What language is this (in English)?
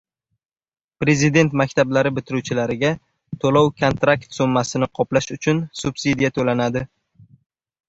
Uzbek